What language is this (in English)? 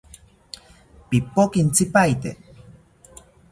South Ucayali Ashéninka